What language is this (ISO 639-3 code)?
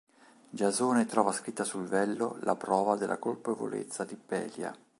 ita